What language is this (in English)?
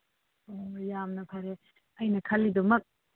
Manipuri